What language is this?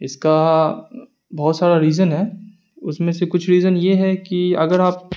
Urdu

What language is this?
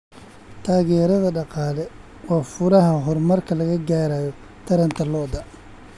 Somali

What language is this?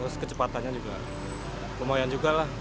Indonesian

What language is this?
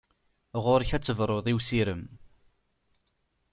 Kabyle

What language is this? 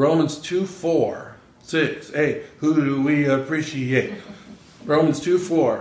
English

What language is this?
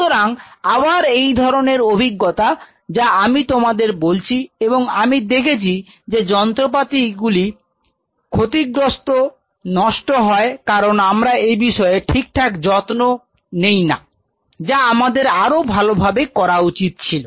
Bangla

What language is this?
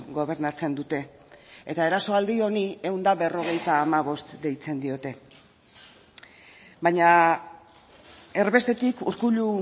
Basque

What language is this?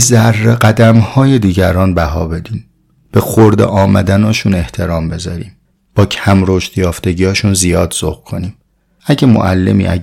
Persian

